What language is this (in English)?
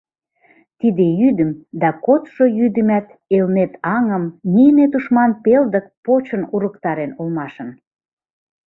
Mari